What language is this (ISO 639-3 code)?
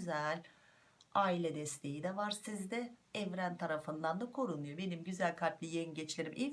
tur